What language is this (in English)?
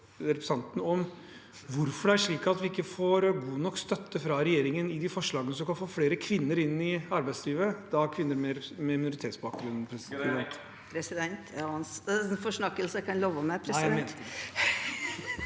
Norwegian